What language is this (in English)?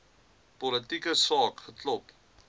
Afrikaans